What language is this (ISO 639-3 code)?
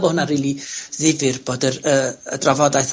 cym